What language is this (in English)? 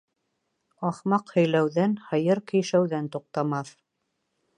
Bashkir